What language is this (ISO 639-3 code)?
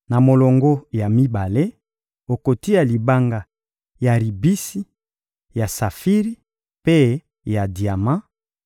lin